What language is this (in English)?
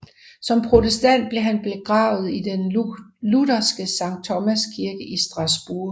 Danish